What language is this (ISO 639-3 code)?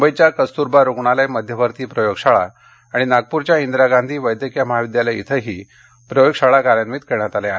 mar